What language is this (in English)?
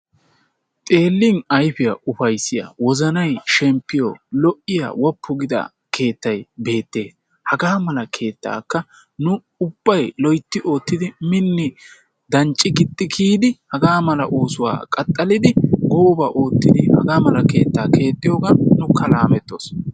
Wolaytta